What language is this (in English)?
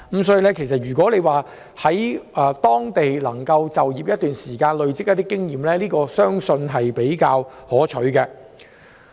Cantonese